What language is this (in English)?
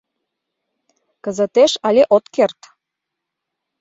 Mari